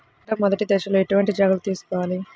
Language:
Telugu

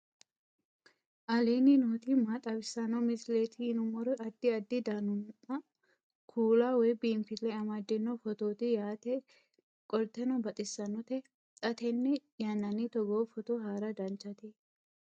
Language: Sidamo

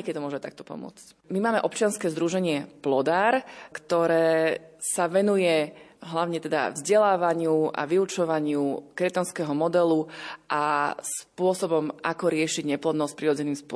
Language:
Slovak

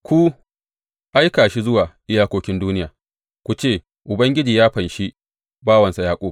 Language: Hausa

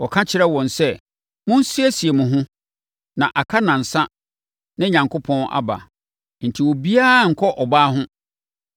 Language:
Akan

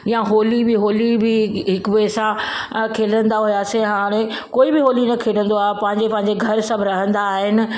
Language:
Sindhi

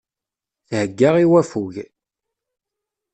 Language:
Kabyle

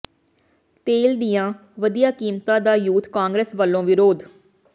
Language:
Punjabi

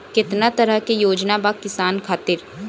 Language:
Bhojpuri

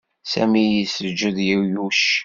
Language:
Kabyle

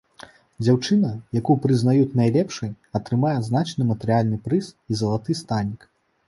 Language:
Belarusian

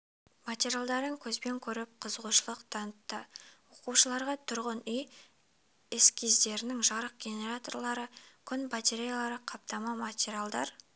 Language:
Kazakh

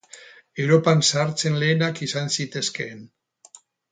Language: Basque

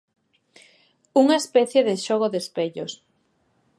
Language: Galician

